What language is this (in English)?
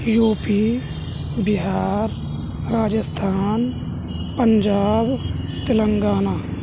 Urdu